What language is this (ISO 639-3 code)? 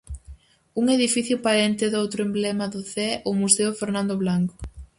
glg